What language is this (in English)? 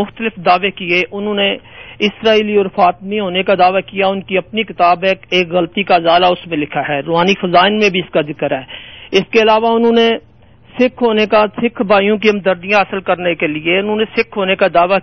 Urdu